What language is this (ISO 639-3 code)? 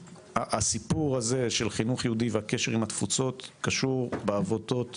heb